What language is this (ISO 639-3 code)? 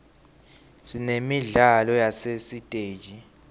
ssw